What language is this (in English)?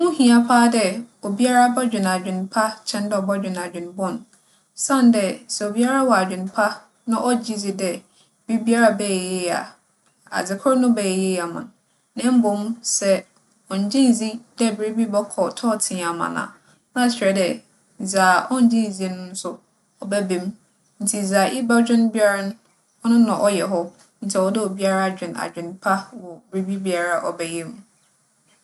Akan